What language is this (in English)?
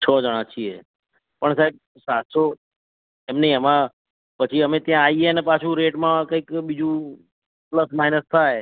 Gujarati